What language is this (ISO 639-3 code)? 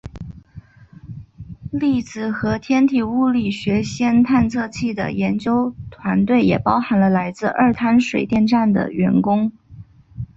zho